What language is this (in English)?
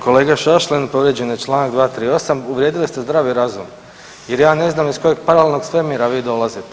Croatian